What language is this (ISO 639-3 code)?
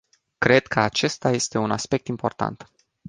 ron